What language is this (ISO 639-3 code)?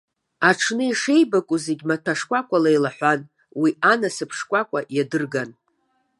abk